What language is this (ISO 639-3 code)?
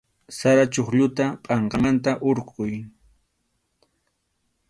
qxu